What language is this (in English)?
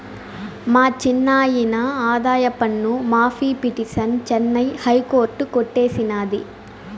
Telugu